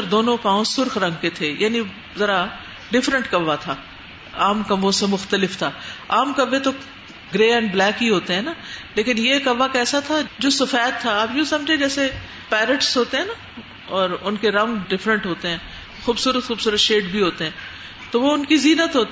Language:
Urdu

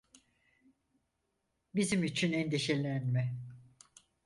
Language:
Turkish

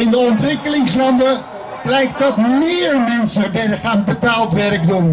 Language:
Dutch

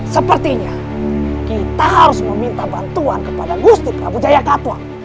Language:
Indonesian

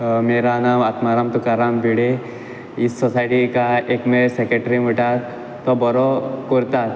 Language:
Konkani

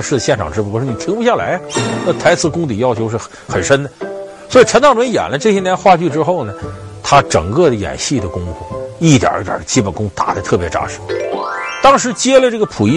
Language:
Chinese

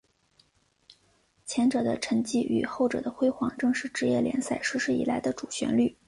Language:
Chinese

